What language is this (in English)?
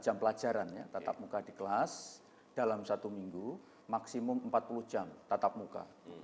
Indonesian